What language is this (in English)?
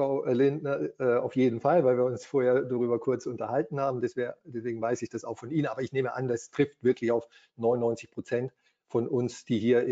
German